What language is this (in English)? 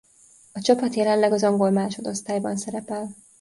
Hungarian